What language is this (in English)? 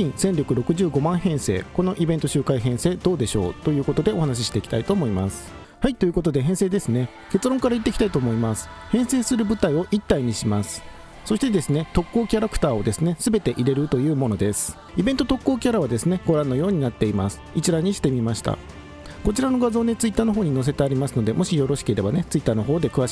Japanese